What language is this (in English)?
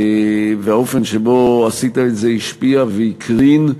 Hebrew